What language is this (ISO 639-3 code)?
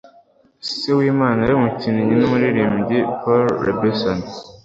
kin